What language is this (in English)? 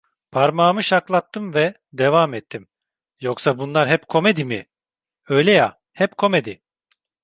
Turkish